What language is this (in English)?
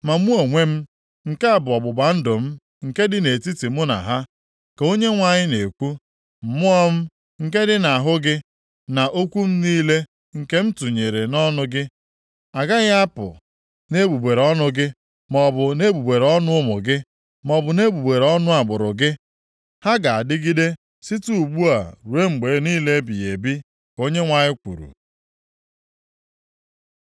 Igbo